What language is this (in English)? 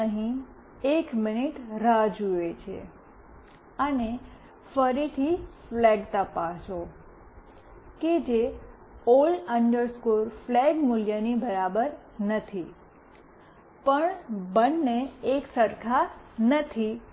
Gujarati